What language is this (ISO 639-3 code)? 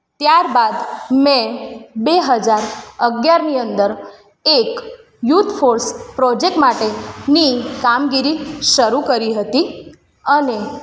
guj